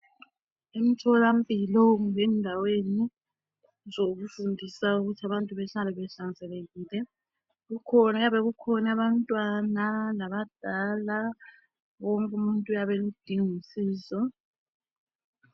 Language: North Ndebele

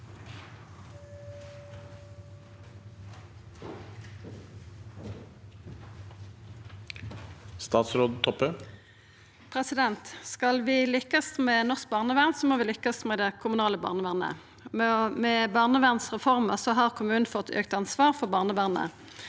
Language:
Norwegian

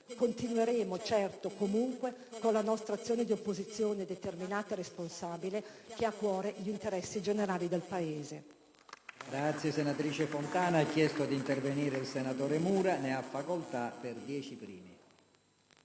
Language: Italian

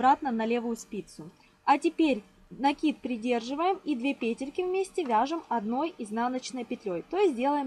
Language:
Russian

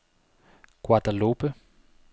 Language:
Danish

